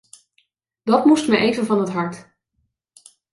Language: Dutch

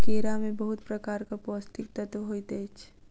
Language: Maithili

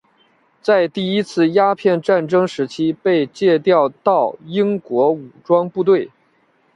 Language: Chinese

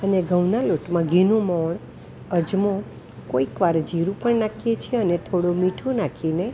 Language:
Gujarati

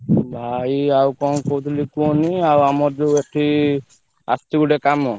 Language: Odia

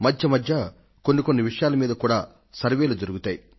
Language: Telugu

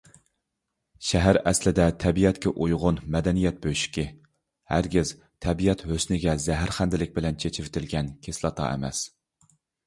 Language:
Uyghur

